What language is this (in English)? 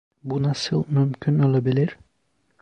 Turkish